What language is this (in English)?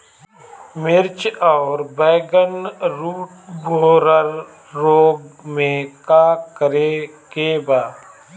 Bhojpuri